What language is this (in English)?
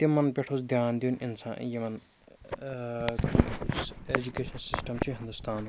Kashmiri